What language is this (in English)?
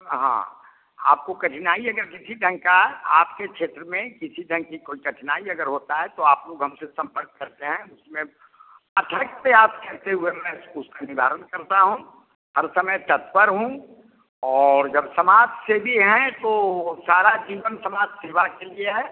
Hindi